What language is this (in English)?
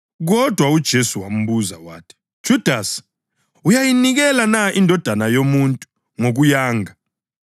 North Ndebele